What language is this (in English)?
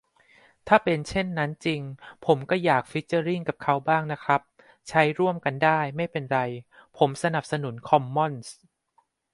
Thai